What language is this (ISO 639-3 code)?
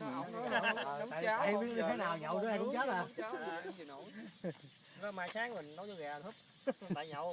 vie